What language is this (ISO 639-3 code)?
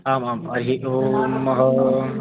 san